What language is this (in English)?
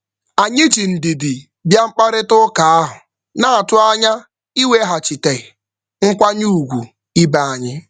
Igbo